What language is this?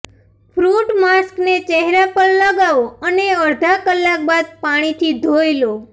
Gujarati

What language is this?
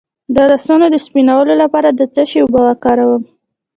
Pashto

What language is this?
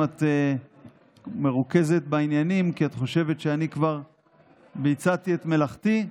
Hebrew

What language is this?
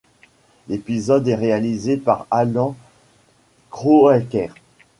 French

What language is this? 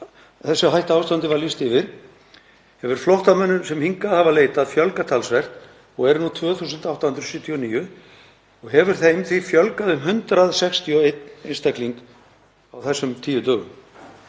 Icelandic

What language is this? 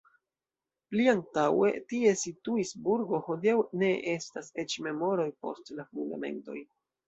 Esperanto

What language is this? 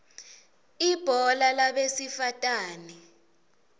Swati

